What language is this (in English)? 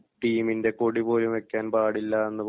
Malayalam